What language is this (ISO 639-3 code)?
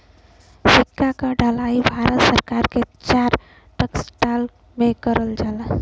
bho